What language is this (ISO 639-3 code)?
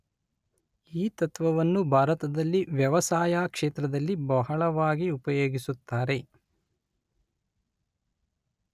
kan